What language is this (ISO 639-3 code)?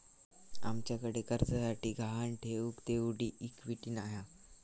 mar